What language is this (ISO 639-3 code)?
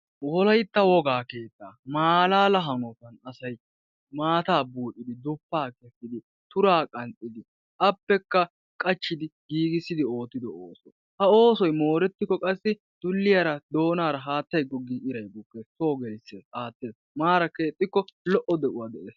wal